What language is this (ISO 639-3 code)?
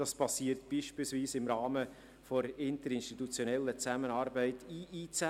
gsw